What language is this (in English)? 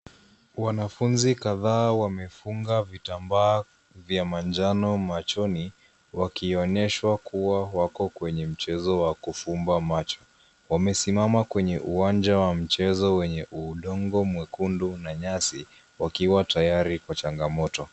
Swahili